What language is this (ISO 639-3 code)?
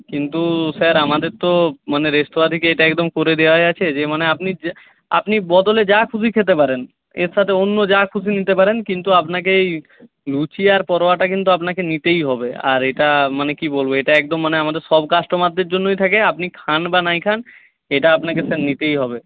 ben